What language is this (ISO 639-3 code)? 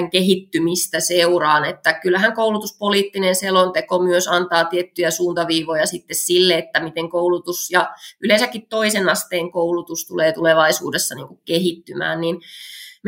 fin